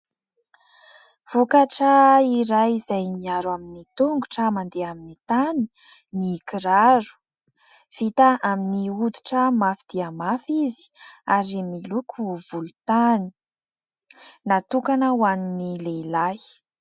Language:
Malagasy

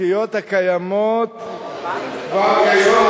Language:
Hebrew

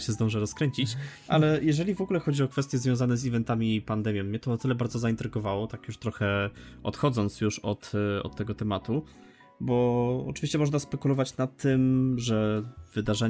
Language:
Polish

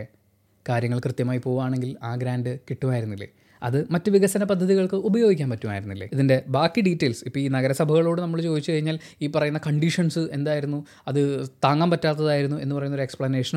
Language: Malayalam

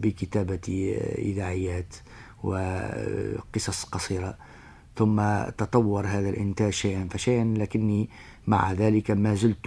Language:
Arabic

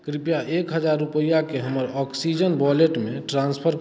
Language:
Maithili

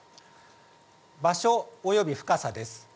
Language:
Japanese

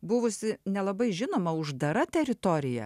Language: Lithuanian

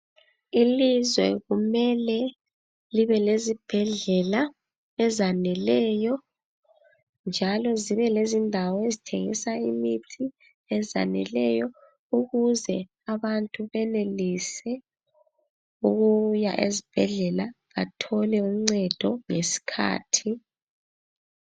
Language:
North Ndebele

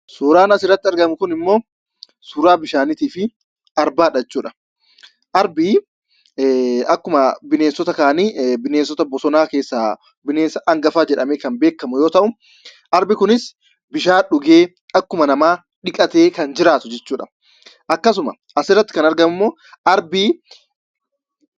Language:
Oromo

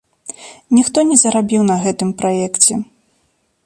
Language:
Belarusian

